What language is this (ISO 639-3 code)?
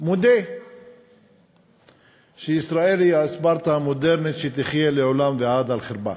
heb